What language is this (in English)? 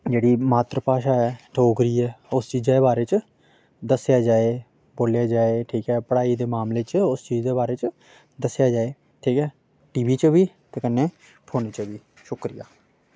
Dogri